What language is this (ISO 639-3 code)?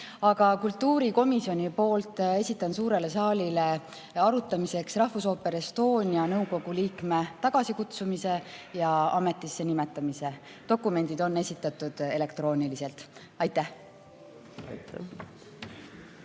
est